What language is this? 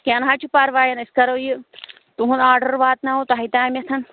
Kashmiri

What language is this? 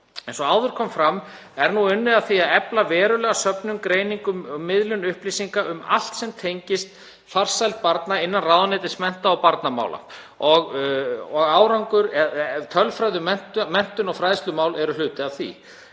Icelandic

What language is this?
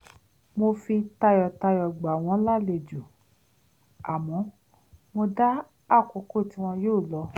Yoruba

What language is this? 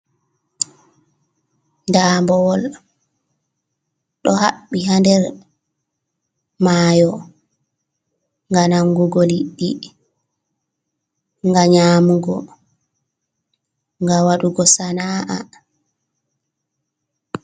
Fula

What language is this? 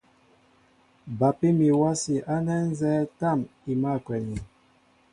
Mbo (Cameroon)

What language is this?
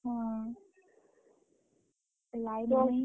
Odia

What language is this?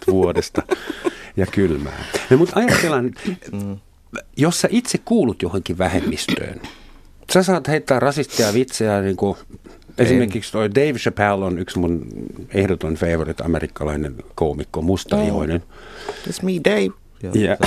Finnish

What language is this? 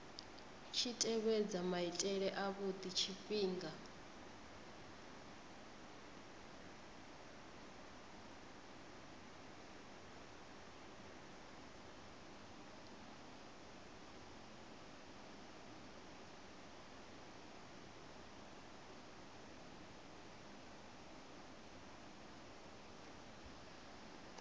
Venda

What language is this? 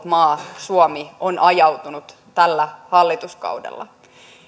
Finnish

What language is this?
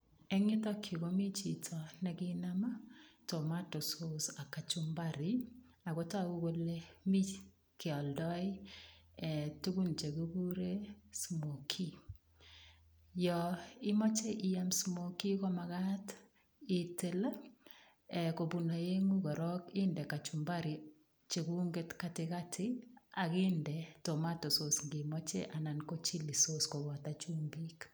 Kalenjin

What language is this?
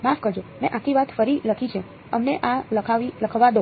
Gujarati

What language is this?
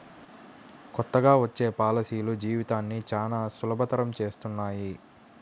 Telugu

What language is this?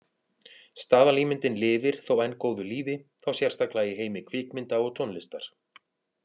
Icelandic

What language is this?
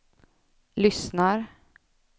Swedish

